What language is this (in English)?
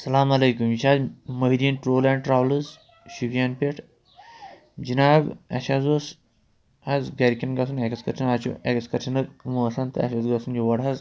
Kashmiri